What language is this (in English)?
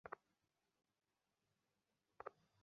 Bangla